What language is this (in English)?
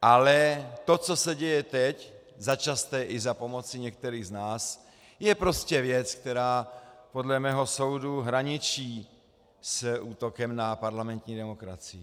Czech